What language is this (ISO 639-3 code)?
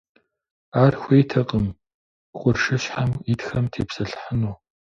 kbd